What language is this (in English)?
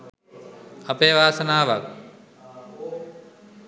Sinhala